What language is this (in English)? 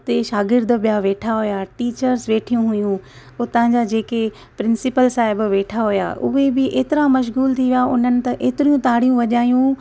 Sindhi